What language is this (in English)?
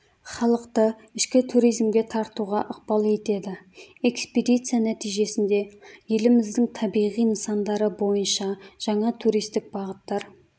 Kazakh